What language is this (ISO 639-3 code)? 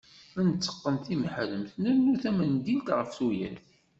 kab